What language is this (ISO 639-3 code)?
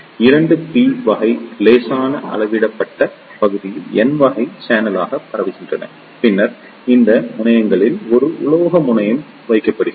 tam